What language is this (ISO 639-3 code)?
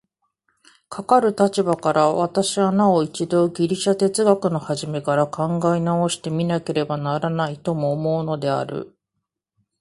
jpn